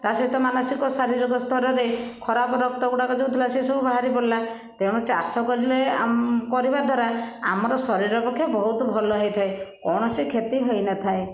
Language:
Odia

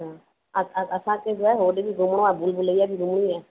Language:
Sindhi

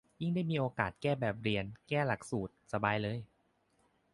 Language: Thai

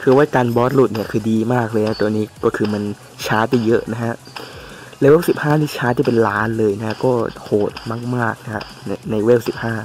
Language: Thai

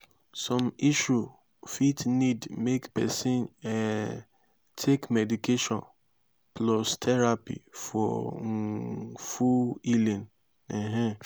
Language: Nigerian Pidgin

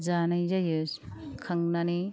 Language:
Bodo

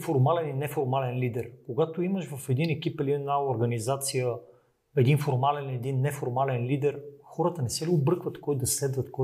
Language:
Bulgarian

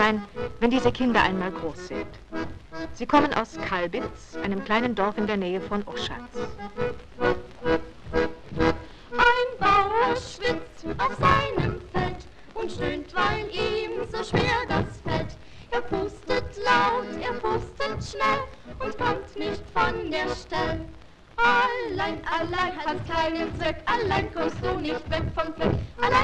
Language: German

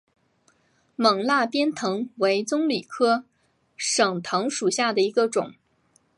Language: Chinese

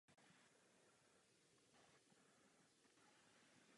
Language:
Czech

